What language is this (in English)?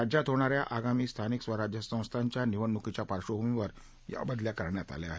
Marathi